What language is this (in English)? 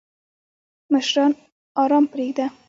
Pashto